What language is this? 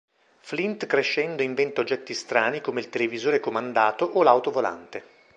Italian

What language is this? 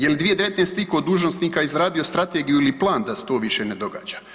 Croatian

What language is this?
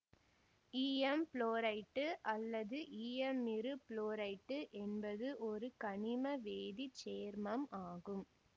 Tamil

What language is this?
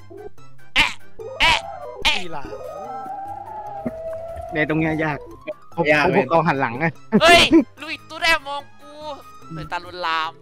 Thai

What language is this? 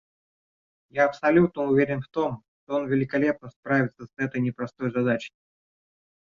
Russian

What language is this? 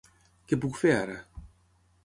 Catalan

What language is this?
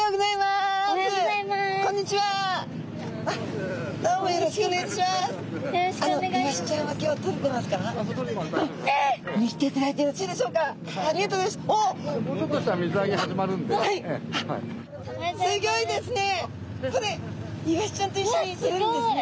Japanese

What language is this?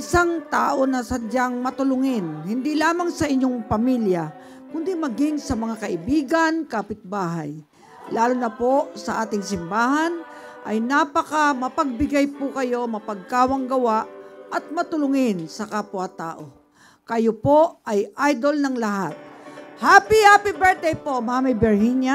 Filipino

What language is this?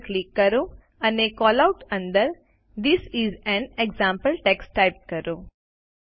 Gujarati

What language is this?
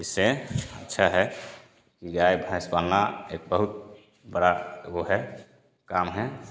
Hindi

